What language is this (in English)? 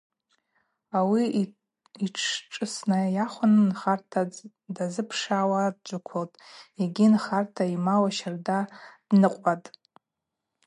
Abaza